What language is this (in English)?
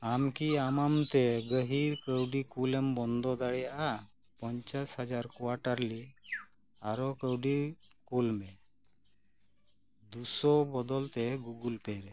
Santali